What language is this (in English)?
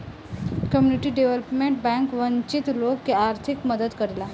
Bhojpuri